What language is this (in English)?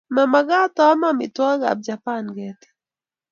Kalenjin